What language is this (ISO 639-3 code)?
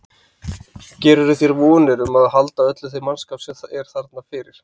isl